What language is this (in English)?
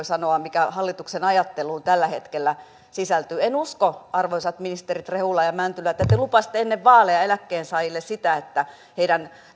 Finnish